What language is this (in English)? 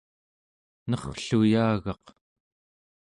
Central Yupik